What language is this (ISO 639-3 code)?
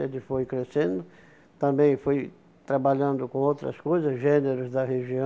por